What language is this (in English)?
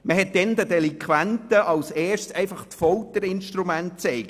Swiss German